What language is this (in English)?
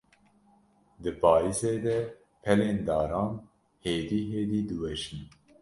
Kurdish